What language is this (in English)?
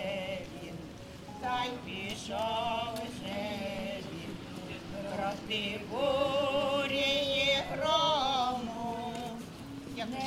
Ukrainian